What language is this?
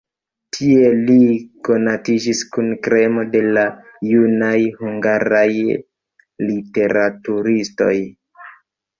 Esperanto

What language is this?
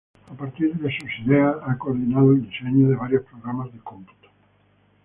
Spanish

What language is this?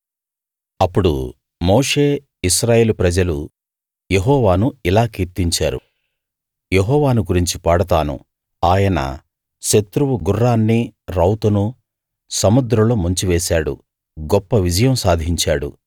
Telugu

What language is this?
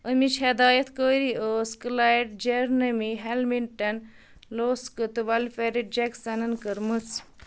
Kashmiri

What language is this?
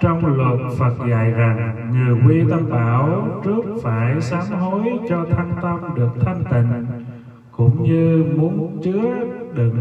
Vietnamese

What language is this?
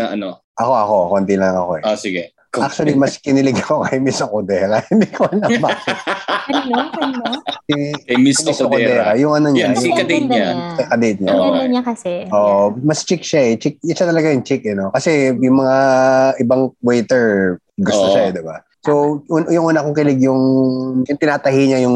Filipino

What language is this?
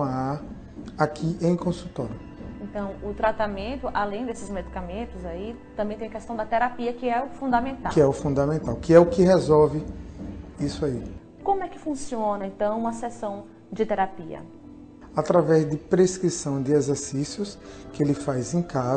Portuguese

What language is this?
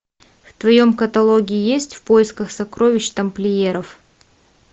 Russian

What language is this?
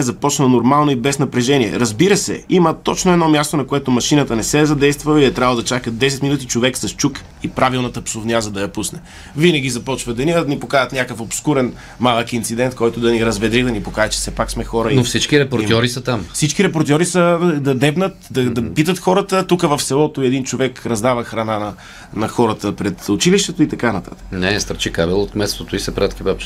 Bulgarian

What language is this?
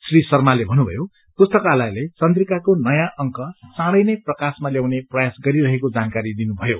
Nepali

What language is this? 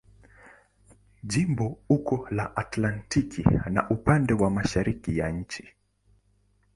Swahili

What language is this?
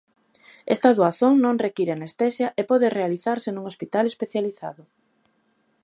Galician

